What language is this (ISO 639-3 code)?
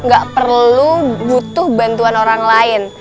ind